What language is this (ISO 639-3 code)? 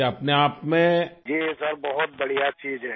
urd